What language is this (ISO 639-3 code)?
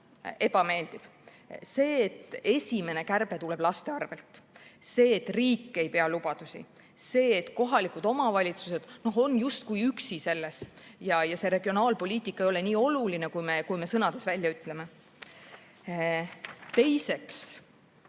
est